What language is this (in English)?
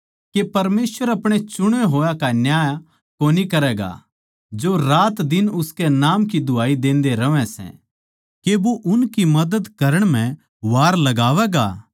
Haryanvi